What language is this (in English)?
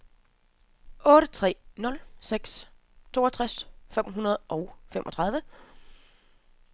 Danish